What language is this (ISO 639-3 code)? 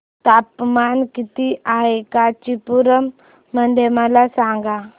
mar